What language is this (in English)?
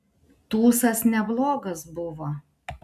Lithuanian